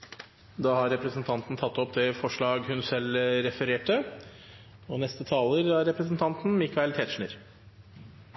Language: Norwegian Bokmål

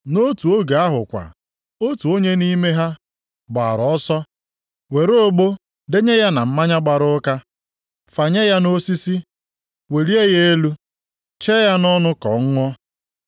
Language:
Igbo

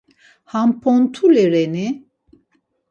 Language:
Laz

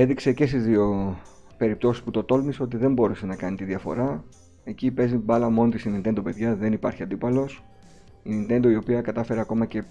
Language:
Greek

